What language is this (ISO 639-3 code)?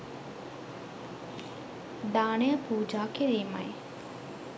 sin